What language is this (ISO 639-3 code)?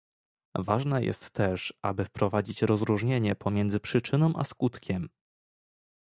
pol